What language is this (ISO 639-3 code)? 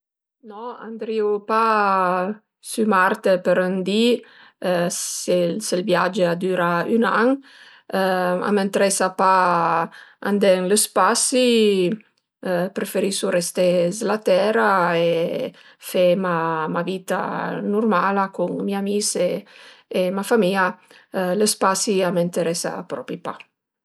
pms